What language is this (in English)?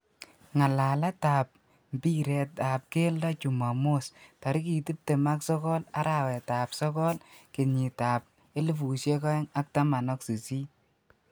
Kalenjin